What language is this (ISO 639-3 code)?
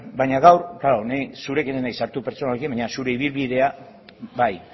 eus